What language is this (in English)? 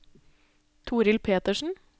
Norwegian